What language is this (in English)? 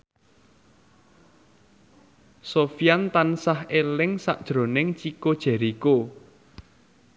Javanese